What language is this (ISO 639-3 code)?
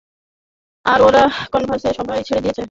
ben